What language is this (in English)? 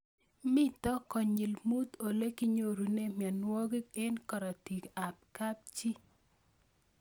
Kalenjin